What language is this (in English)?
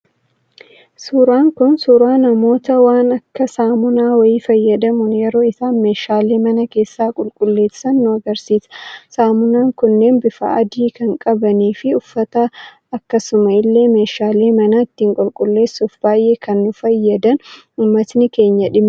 Oromo